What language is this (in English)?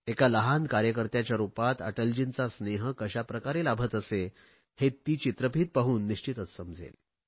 Marathi